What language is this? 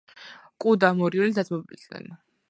Georgian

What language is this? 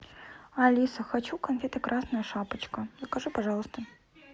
Russian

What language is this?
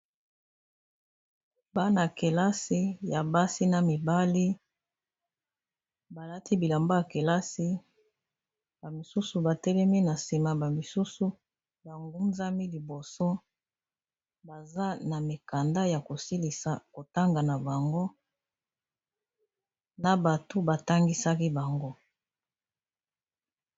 Lingala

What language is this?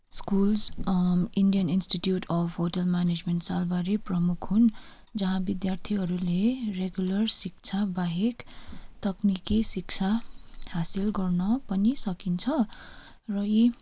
Nepali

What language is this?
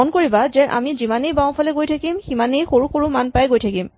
Assamese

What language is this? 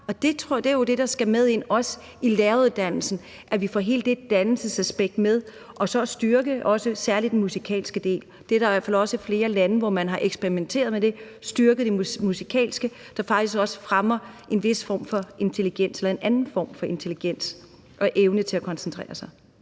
Danish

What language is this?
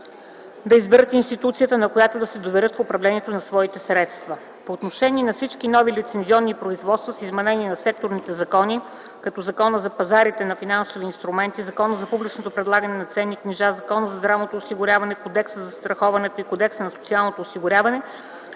Bulgarian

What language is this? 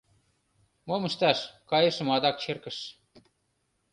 Mari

